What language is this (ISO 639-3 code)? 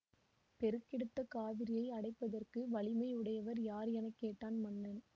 tam